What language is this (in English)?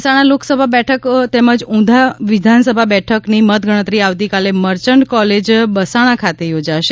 Gujarati